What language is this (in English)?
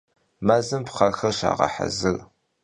Kabardian